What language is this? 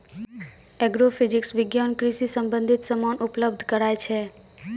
Maithili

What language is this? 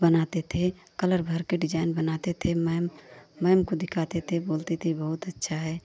Hindi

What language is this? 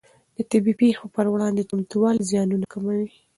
Pashto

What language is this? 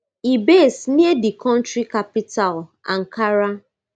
Nigerian Pidgin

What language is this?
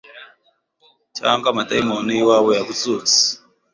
Kinyarwanda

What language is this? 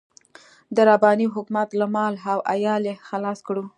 Pashto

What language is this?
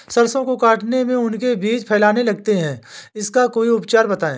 Hindi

